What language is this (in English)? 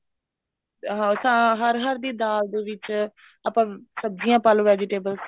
Punjabi